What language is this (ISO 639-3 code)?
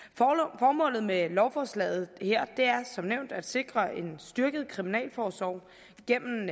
dan